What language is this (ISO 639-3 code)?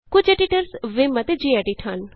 pan